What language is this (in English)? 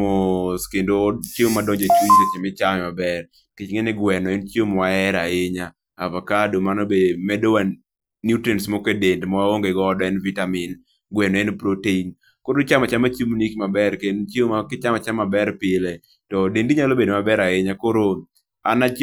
Luo (Kenya and Tanzania)